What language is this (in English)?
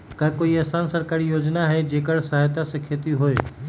Magahi